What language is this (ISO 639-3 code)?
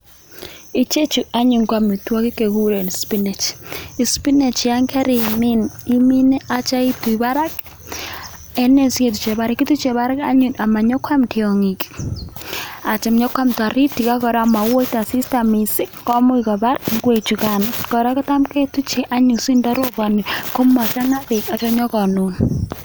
kln